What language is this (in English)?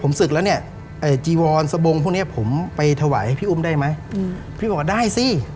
Thai